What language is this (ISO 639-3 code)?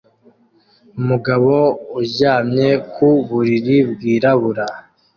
kin